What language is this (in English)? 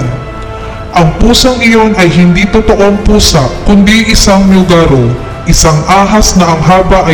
Filipino